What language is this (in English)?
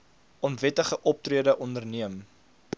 Afrikaans